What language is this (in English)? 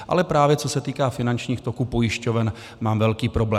Czech